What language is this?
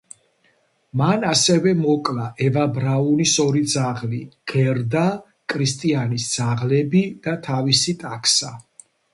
Georgian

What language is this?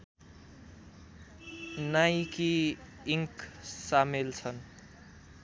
Nepali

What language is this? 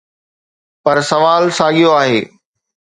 Sindhi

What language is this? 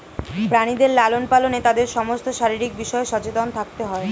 Bangla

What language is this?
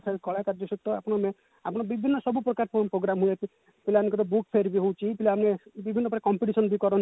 Odia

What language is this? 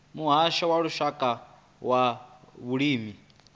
Venda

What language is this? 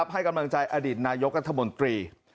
Thai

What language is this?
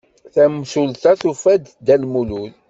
Kabyle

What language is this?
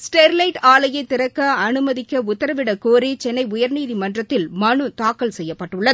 Tamil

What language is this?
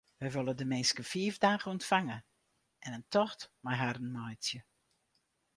Western Frisian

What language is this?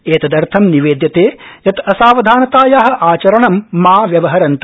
Sanskrit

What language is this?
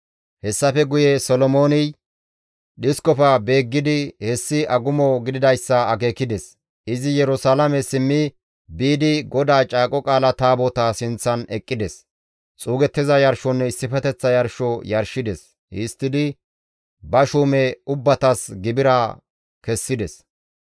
Gamo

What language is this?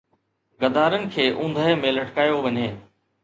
Sindhi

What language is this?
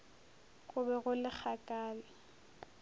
Northern Sotho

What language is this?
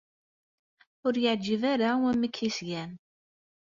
Kabyle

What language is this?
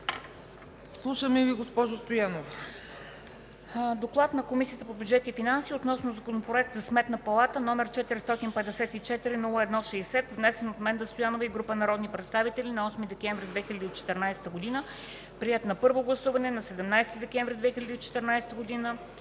Bulgarian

